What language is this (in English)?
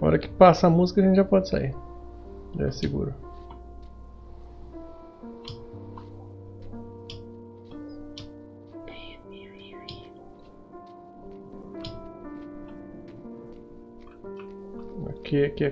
Portuguese